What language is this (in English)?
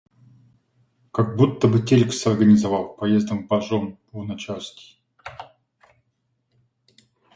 Russian